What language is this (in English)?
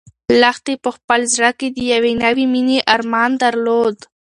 Pashto